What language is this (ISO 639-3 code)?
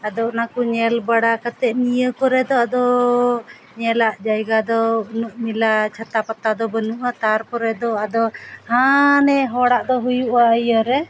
sat